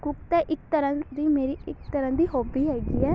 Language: Punjabi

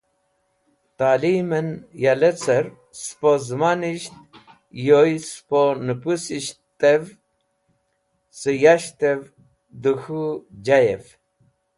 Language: Wakhi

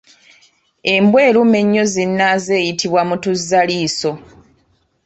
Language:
Ganda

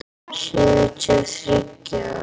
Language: Icelandic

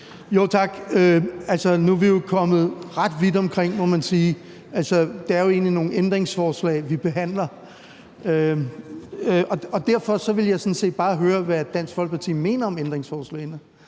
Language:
Danish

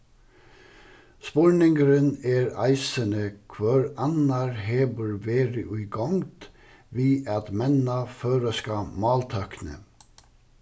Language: Faroese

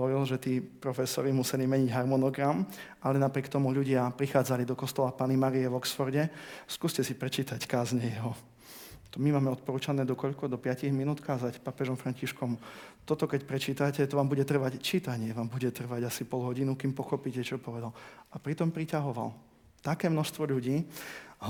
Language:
Slovak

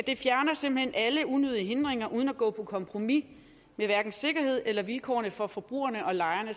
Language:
Danish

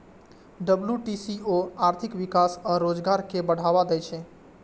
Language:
Maithili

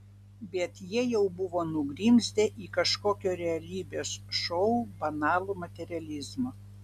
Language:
Lithuanian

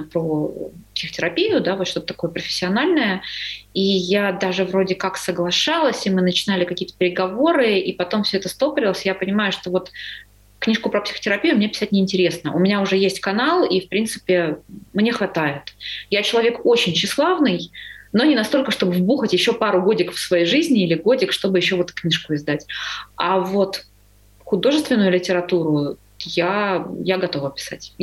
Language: Russian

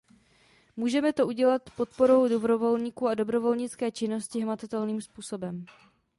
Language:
Czech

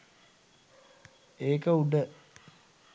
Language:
Sinhala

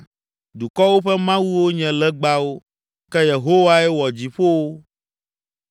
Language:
Ewe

